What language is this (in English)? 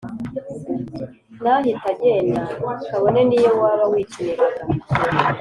Kinyarwanda